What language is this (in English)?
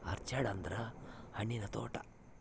Kannada